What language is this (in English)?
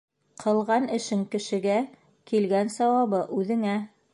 Bashkir